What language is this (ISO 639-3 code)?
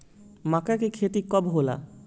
bho